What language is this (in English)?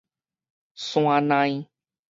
Min Nan Chinese